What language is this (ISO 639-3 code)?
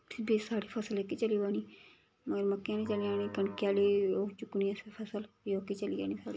doi